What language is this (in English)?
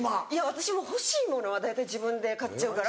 Japanese